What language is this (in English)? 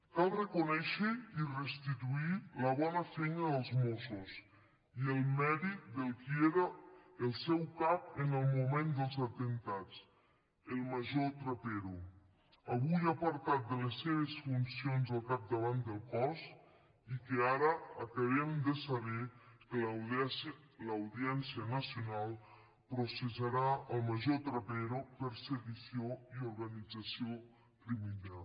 Catalan